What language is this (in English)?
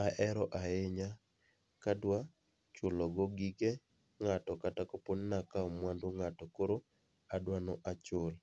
Luo (Kenya and Tanzania)